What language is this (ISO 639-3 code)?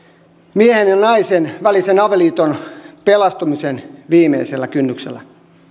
fin